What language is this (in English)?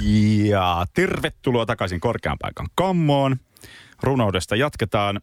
Finnish